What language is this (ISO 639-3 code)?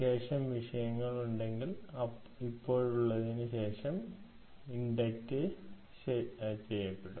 mal